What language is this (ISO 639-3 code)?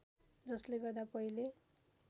nep